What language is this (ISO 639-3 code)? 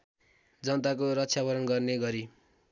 nep